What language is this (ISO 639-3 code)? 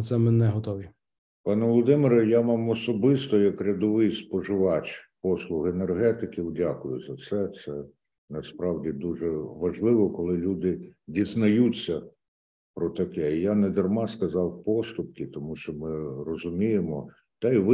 ukr